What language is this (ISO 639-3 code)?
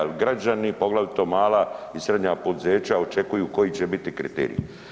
hrv